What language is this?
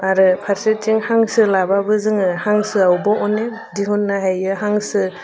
Bodo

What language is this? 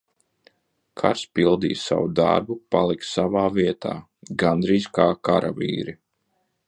Latvian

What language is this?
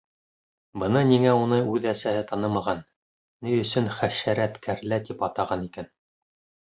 Bashkir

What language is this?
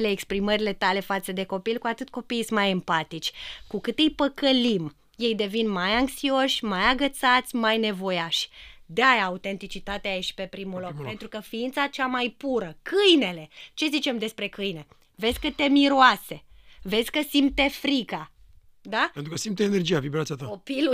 Romanian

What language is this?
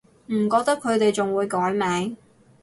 Cantonese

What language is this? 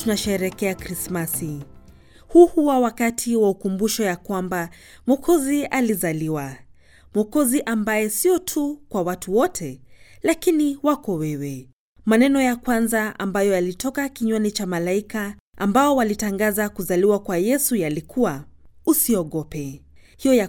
Swahili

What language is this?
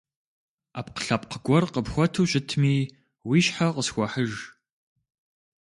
Kabardian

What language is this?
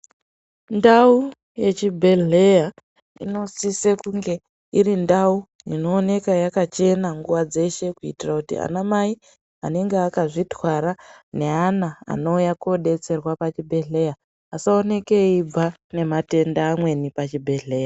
Ndau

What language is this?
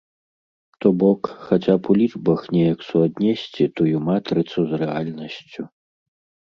Belarusian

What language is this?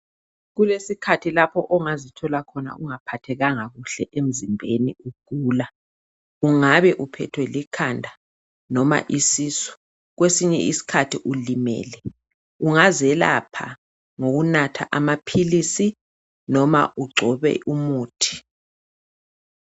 North Ndebele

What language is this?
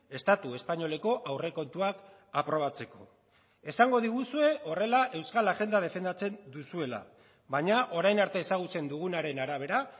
Basque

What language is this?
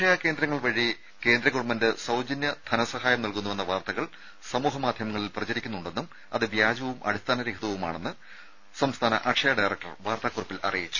Malayalam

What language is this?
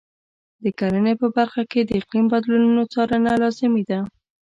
Pashto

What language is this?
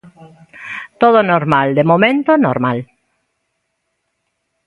Galician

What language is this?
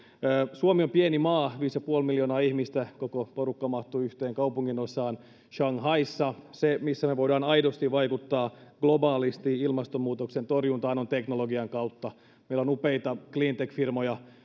Finnish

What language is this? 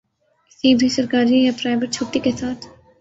Urdu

